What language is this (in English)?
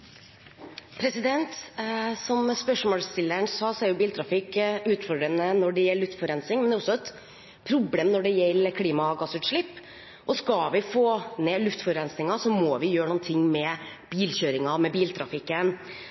Norwegian Bokmål